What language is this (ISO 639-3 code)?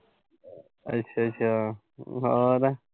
pan